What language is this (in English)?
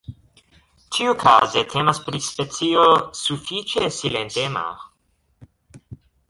Esperanto